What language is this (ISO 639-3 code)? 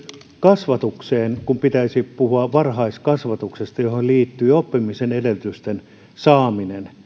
fin